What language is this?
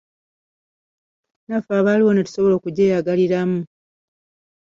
Ganda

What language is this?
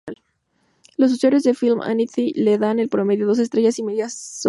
Spanish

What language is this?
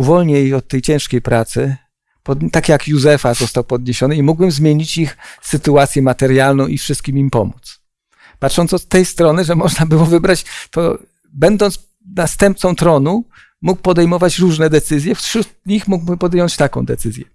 Polish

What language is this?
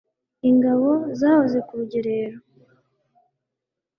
Kinyarwanda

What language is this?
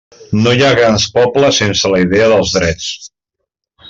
Catalan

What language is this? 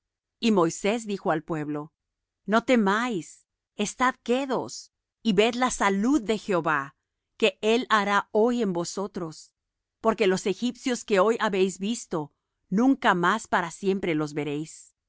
Spanish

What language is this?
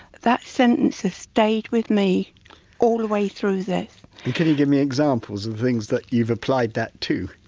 English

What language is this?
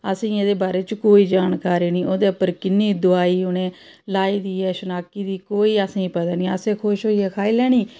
Dogri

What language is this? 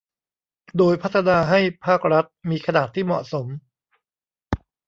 Thai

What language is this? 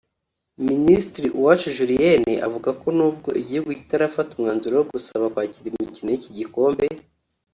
Kinyarwanda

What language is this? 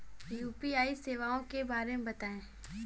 Hindi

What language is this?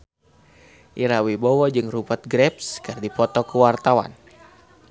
Sundanese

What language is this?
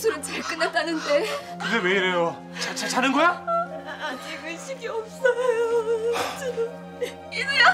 Korean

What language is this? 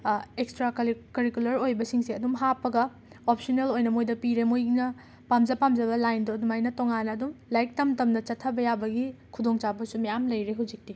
Manipuri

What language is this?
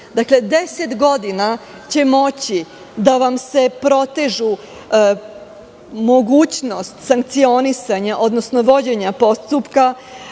Serbian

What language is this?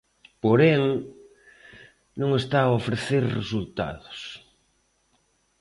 Galician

